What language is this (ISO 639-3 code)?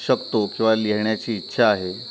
mar